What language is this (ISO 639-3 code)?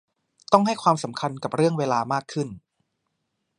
tha